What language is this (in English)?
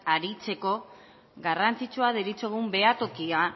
Basque